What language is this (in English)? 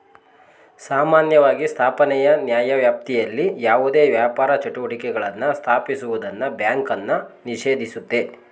Kannada